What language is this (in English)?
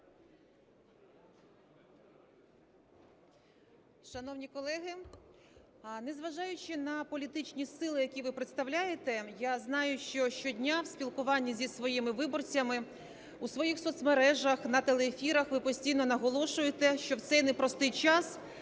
Ukrainian